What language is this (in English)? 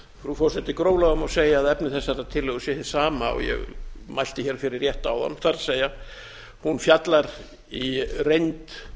Icelandic